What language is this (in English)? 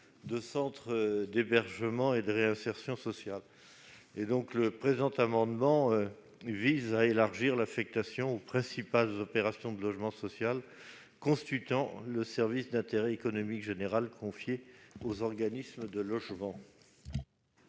French